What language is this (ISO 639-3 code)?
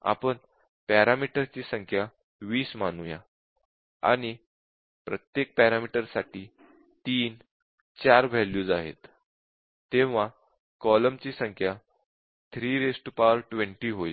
mar